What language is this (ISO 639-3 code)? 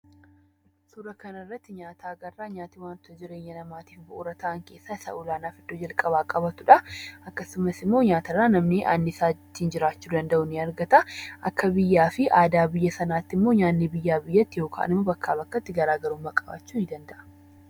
orm